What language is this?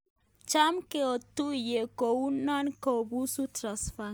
Kalenjin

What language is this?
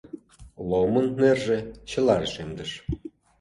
Mari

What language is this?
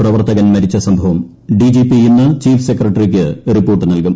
Malayalam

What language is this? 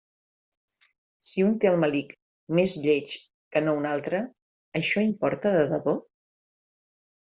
Catalan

